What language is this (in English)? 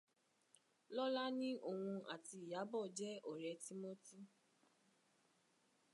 Yoruba